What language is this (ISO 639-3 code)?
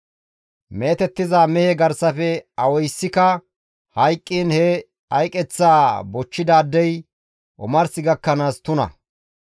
gmv